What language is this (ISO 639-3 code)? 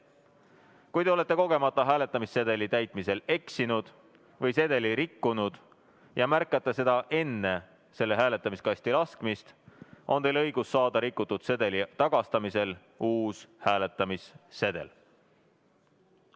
est